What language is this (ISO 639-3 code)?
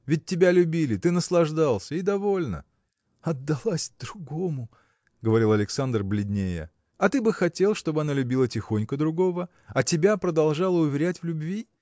rus